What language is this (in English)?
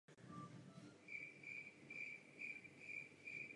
Czech